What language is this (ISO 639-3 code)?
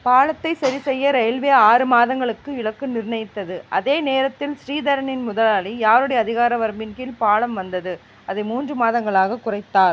tam